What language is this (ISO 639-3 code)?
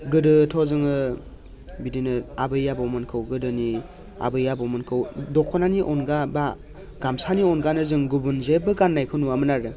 brx